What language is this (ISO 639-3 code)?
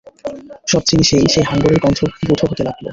ben